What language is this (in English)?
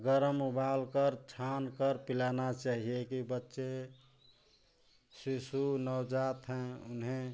Hindi